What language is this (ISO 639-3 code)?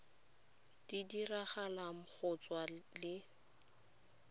tsn